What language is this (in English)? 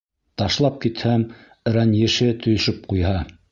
Bashkir